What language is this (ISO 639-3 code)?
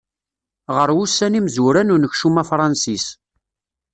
kab